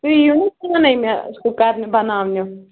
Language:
Kashmiri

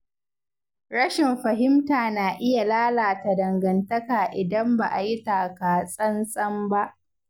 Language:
Hausa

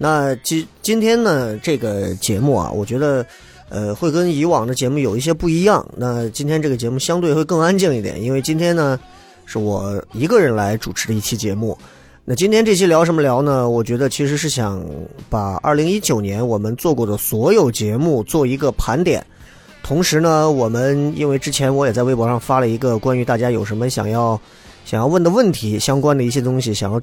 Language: Chinese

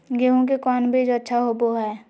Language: Magahi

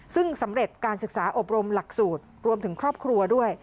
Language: Thai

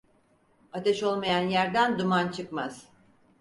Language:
Turkish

